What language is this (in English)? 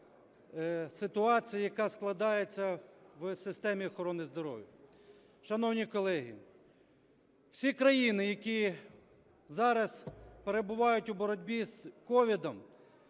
Ukrainian